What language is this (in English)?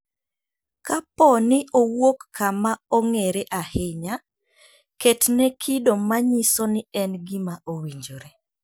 Luo (Kenya and Tanzania)